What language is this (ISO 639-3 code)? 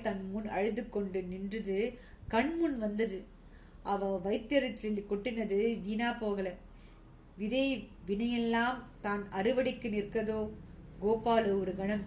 tam